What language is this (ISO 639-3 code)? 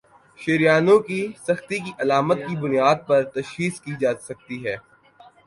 urd